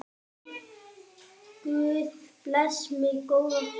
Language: Icelandic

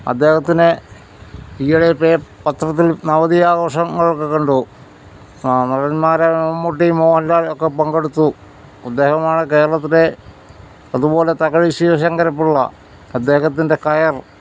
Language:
Malayalam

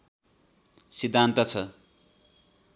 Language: Nepali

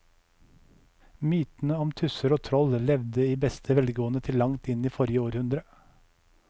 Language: Norwegian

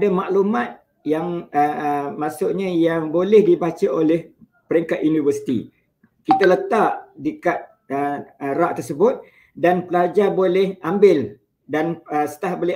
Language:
Malay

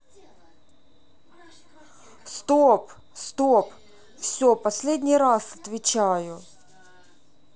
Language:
Russian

